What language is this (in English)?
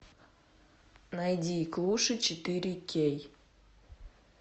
Russian